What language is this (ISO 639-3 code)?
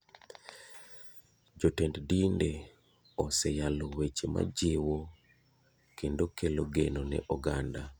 luo